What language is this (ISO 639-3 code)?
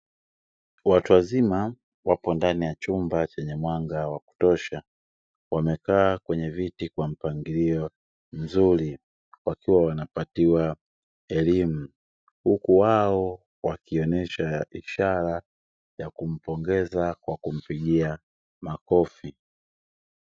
swa